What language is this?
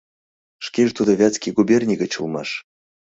Mari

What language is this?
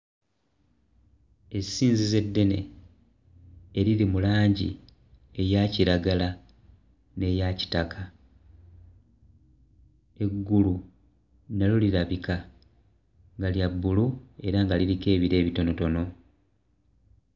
Ganda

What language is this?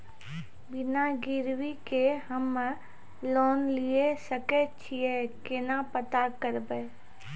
Maithili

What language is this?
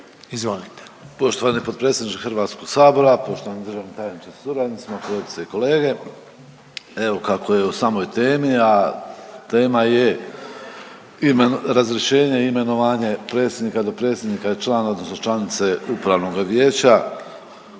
Croatian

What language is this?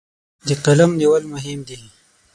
Pashto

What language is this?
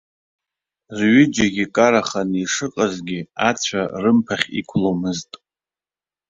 Abkhazian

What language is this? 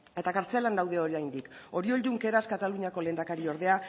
Basque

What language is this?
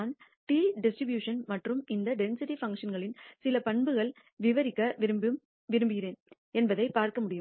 Tamil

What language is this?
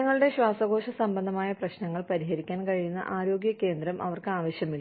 Malayalam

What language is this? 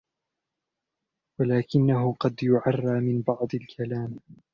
Arabic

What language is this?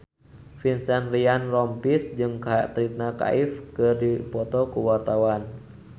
Sundanese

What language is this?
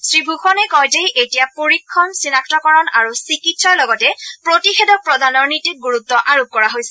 Assamese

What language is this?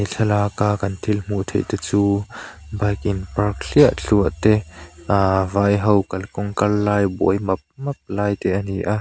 Mizo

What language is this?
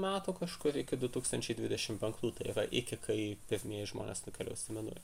Lithuanian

